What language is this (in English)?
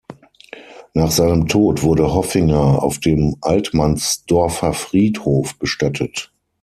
German